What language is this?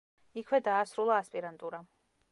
Georgian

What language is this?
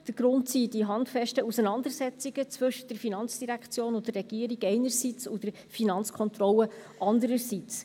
Swiss German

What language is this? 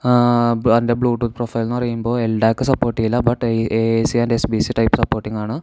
Malayalam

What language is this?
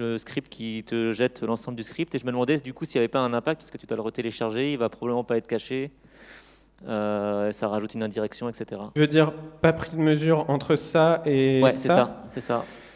French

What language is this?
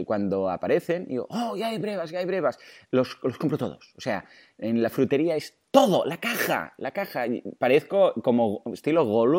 Spanish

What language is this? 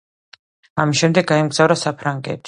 Georgian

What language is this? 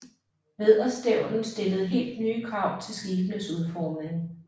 Danish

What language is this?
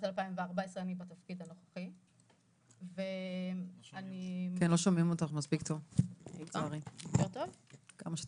Hebrew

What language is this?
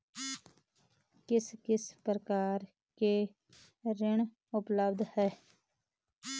Hindi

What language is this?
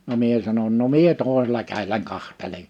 Finnish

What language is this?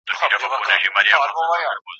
Pashto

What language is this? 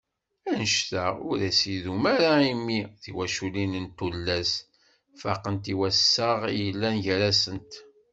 Kabyle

